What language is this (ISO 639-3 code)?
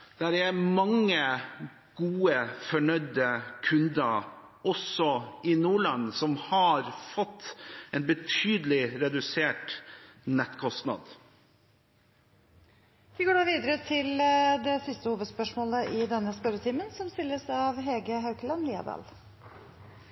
nob